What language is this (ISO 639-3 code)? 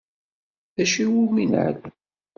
kab